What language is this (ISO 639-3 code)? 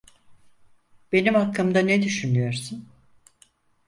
tur